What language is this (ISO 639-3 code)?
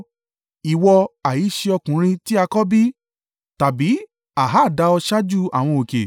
yor